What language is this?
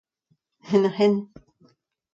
Breton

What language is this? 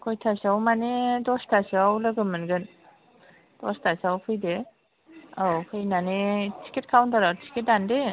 Bodo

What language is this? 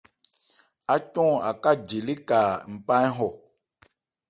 Ebrié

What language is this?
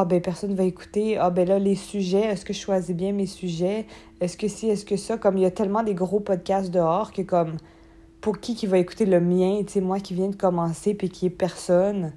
French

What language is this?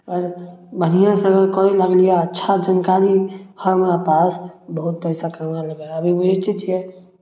Maithili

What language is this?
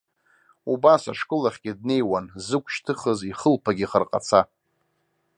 Abkhazian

